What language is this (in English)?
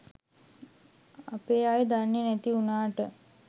Sinhala